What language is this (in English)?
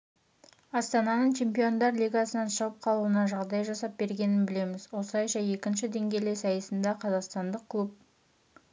Kazakh